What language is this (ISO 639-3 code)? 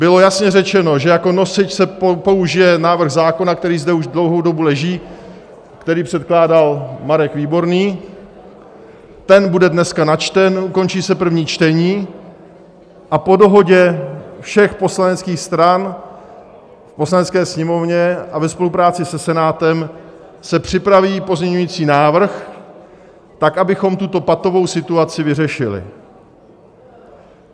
ces